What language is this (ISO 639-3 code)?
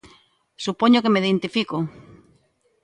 glg